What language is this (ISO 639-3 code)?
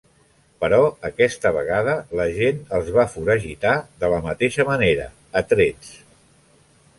cat